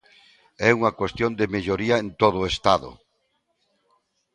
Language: Galician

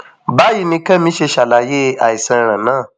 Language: Yoruba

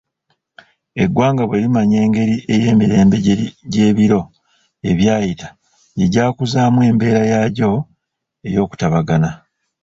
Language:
Ganda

